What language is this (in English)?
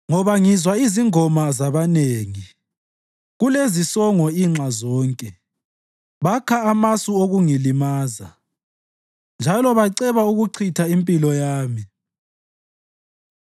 North Ndebele